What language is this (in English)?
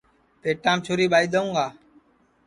Sansi